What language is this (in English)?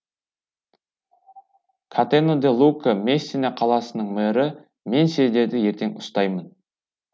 Kazakh